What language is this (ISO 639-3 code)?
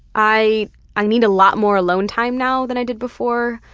eng